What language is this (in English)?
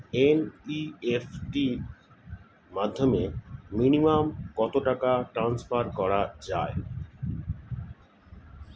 Bangla